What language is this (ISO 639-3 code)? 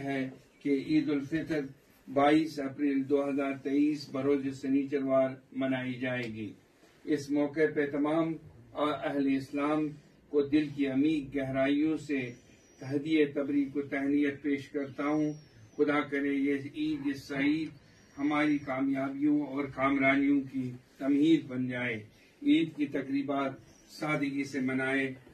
ara